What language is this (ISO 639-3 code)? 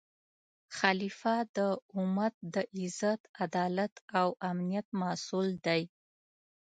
pus